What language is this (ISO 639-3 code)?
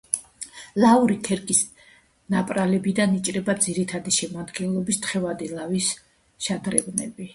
kat